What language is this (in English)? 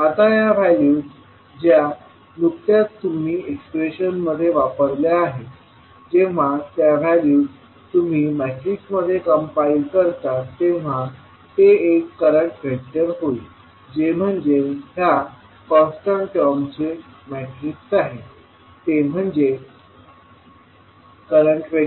Marathi